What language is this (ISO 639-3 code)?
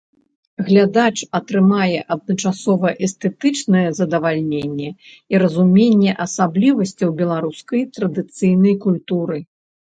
bel